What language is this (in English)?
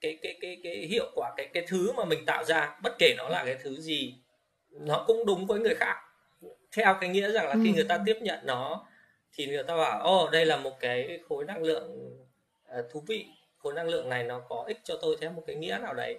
Vietnamese